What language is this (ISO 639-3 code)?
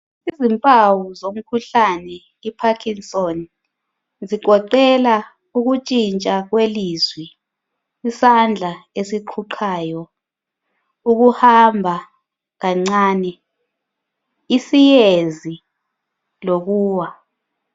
nde